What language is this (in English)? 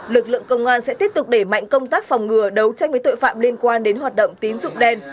Vietnamese